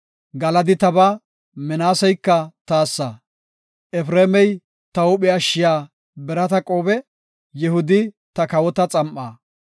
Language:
Gofa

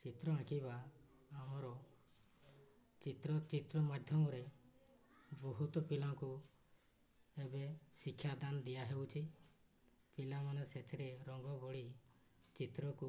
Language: Odia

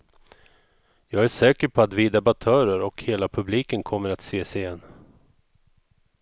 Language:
Swedish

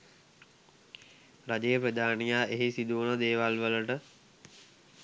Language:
Sinhala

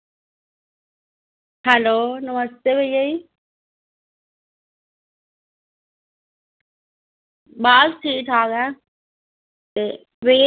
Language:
Dogri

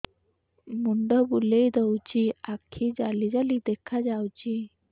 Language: Odia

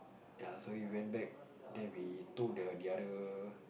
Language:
English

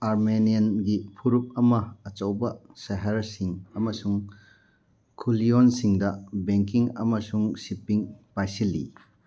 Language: Manipuri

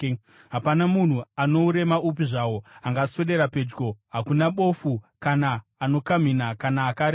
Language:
Shona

